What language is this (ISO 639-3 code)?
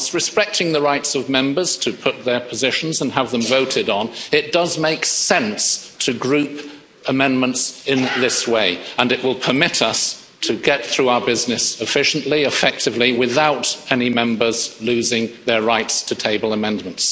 eng